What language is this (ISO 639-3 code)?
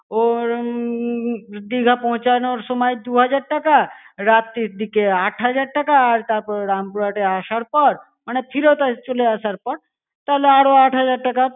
ben